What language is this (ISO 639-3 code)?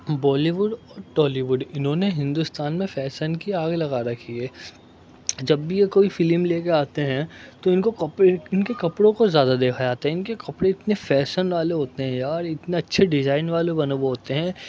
urd